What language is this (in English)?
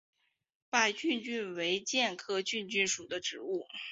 Chinese